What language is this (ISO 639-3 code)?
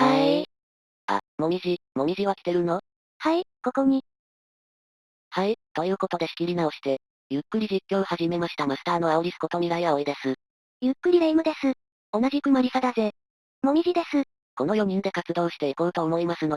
jpn